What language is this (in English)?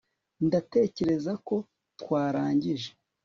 Kinyarwanda